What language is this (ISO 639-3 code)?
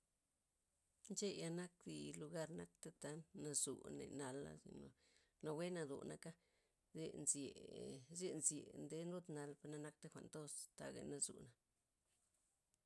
ztp